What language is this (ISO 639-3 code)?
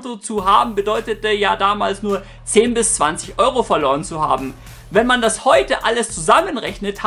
deu